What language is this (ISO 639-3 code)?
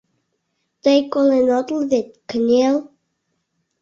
chm